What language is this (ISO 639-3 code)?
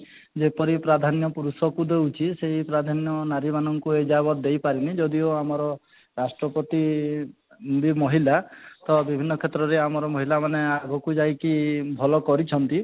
ori